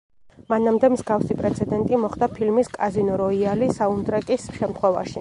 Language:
Georgian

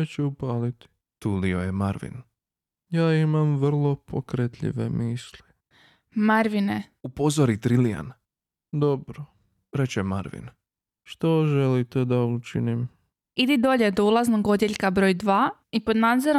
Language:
Croatian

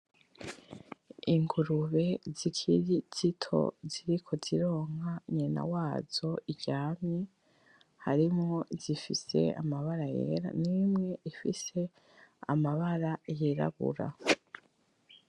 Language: Rundi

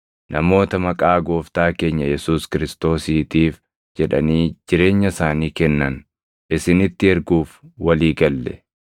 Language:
Oromo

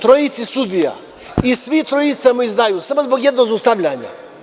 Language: Serbian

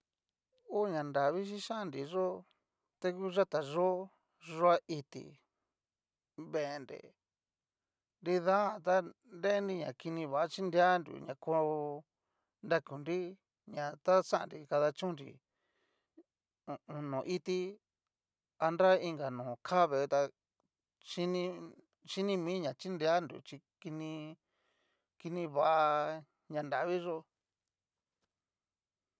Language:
Cacaloxtepec Mixtec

